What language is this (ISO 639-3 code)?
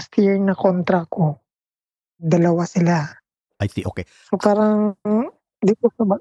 fil